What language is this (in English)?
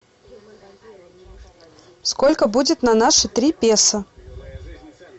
Russian